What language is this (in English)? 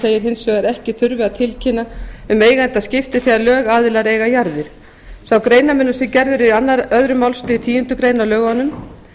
Icelandic